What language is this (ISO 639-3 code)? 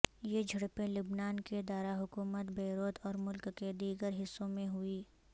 urd